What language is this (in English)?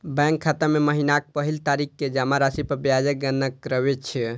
Maithili